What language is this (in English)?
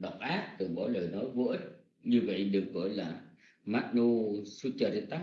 Vietnamese